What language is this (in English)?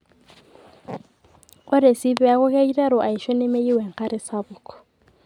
Masai